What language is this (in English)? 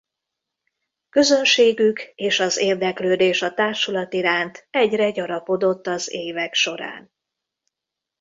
Hungarian